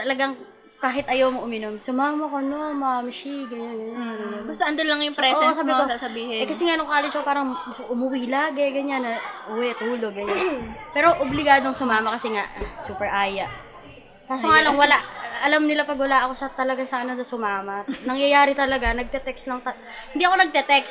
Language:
Filipino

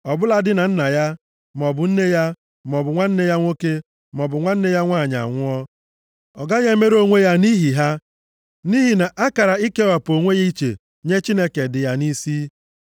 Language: Igbo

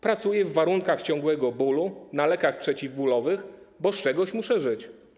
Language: Polish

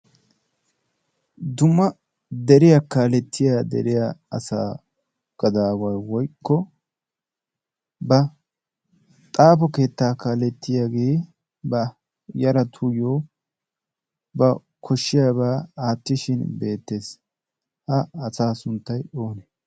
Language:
Wolaytta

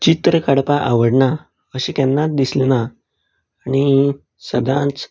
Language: Konkani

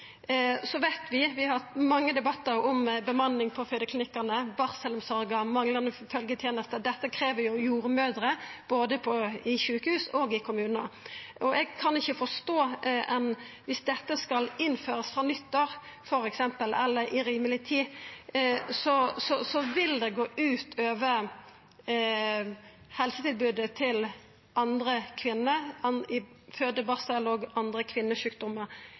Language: Norwegian Nynorsk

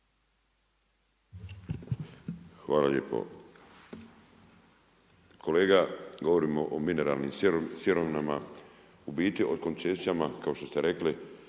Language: Croatian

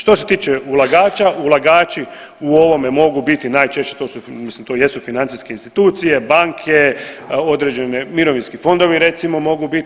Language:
Croatian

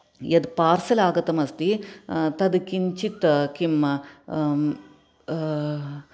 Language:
Sanskrit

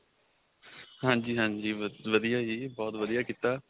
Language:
Punjabi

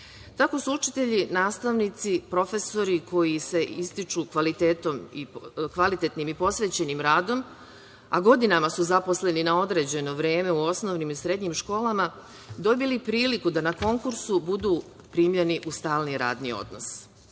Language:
Serbian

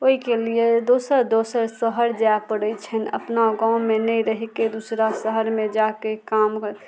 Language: Maithili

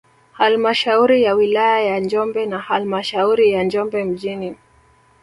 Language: Swahili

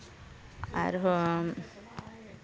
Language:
Santali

